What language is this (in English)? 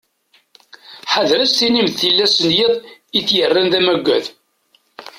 Kabyle